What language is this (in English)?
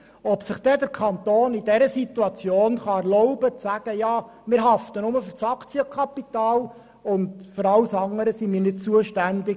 Swiss German